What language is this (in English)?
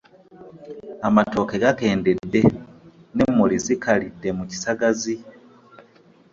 Ganda